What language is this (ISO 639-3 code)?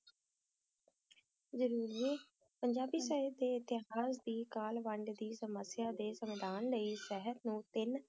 pan